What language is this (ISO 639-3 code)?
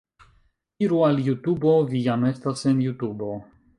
epo